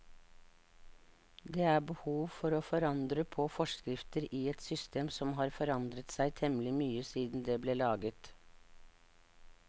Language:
Norwegian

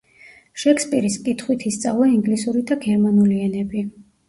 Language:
Georgian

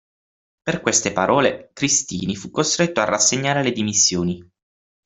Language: Italian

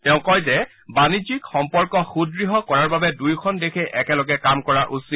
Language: Assamese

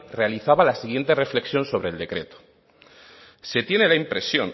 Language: Spanish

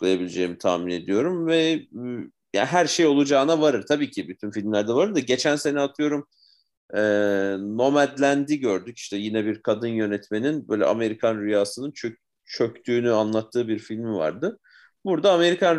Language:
Turkish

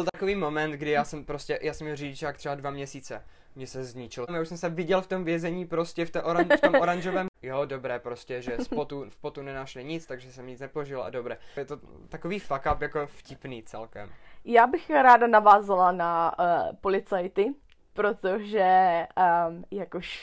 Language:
Czech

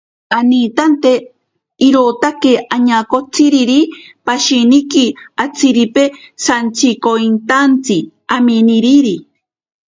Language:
Ashéninka Perené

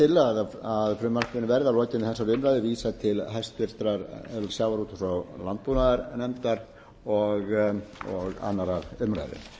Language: Icelandic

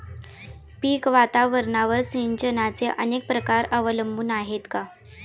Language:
Marathi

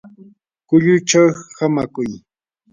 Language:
Yanahuanca Pasco Quechua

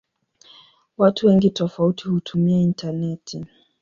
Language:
Swahili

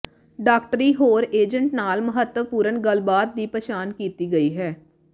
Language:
Punjabi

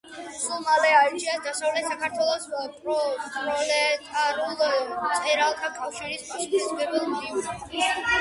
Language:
Georgian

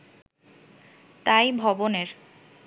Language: Bangla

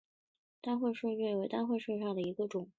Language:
Chinese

